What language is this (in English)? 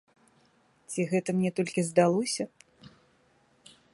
Belarusian